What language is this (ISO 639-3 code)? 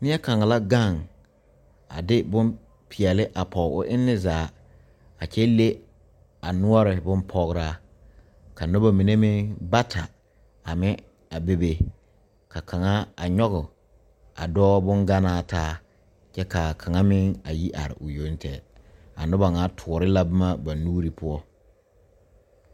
dga